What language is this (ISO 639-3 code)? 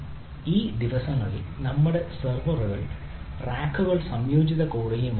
mal